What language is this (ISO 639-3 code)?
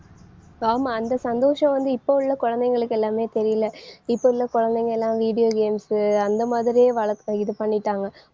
tam